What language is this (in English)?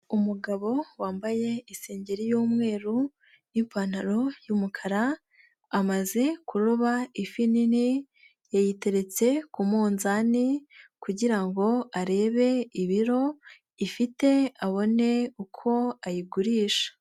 Kinyarwanda